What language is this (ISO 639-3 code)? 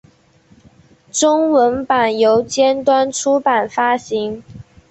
zho